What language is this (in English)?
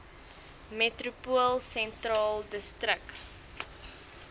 Afrikaans